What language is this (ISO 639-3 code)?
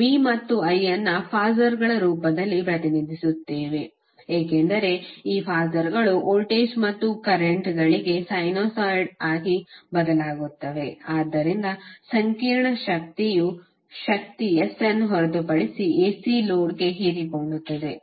kan